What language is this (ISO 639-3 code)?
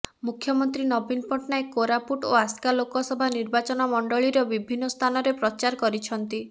ori